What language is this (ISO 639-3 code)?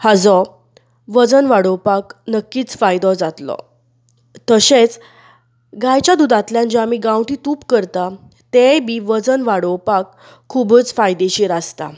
kok